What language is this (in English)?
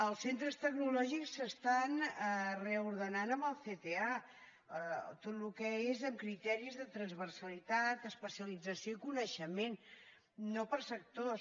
Catalan